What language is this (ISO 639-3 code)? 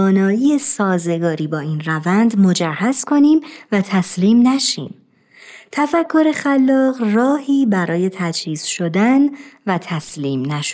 fas